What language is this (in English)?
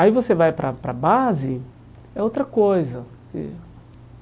Portuguese